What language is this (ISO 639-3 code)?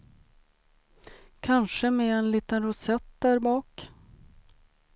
swe